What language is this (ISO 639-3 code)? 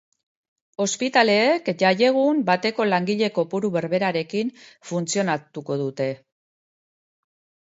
eus